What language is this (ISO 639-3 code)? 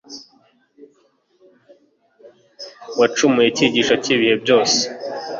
kin